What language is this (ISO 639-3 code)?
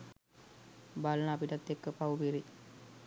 sin